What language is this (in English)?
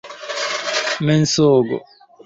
Esperanto